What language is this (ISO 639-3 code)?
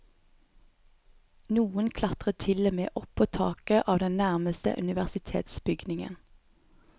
nor